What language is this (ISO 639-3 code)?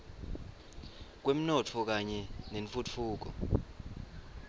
ssw